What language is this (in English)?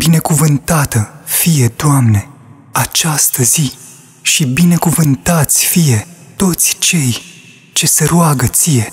Romanian